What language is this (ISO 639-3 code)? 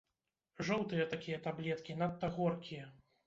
bel